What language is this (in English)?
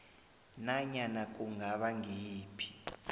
South Ndebele